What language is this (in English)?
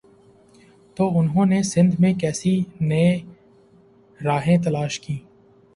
Urdu